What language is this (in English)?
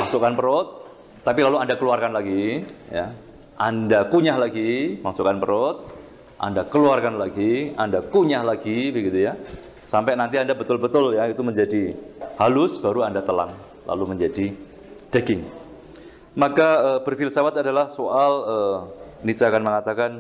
Indonesian